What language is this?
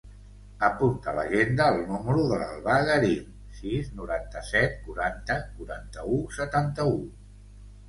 Catalan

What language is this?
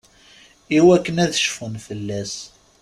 Kabyle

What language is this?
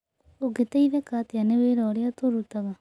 Kikuyu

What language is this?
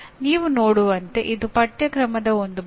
Kannada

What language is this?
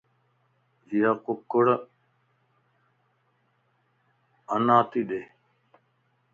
Lasi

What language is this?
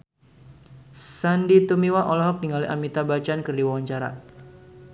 Sundanese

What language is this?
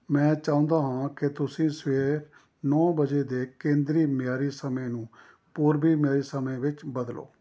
Punjabi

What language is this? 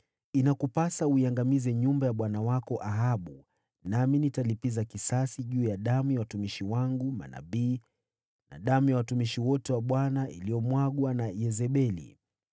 Swahili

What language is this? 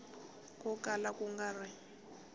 Tsonga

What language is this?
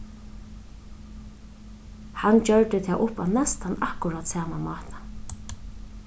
Faroese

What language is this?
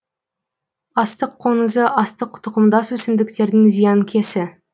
Kazakh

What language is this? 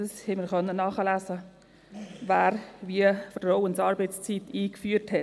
Swiss German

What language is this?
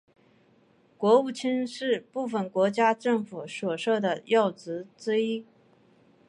Chinese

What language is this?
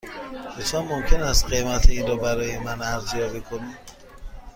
Persian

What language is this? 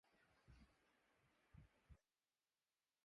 Urdu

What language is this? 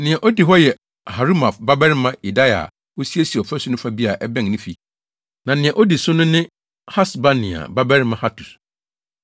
Akan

